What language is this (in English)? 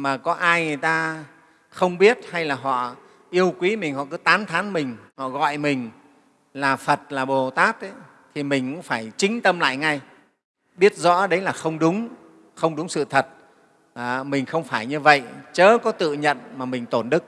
Vietnamese